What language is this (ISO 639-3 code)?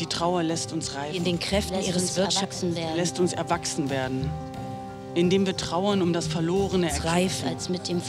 deu